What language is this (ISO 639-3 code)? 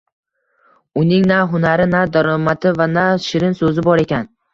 uzb